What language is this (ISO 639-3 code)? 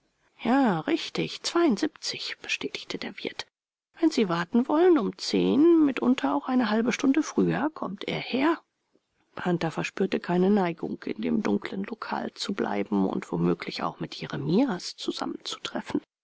deu